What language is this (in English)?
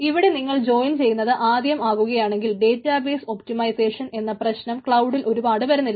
Malayalam